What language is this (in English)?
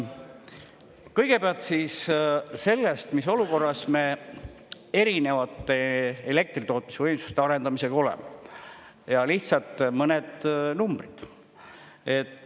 Estonian